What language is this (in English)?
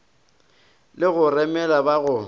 Northern Sotho